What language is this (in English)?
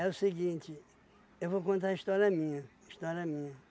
Portuguese